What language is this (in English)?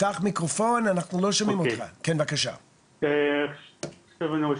Hebrew